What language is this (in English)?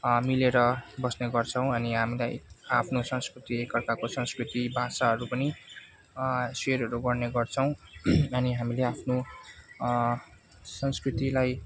Nepali